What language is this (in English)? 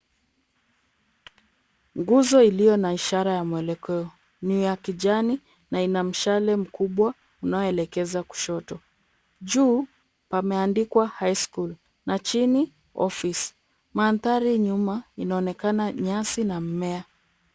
Swahili